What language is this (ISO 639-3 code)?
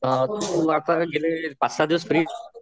mar